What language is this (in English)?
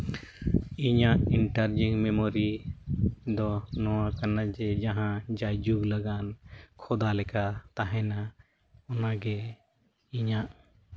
Santali